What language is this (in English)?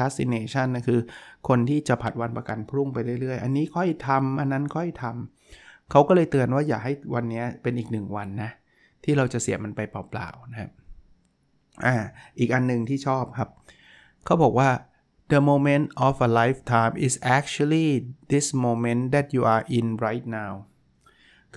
Thai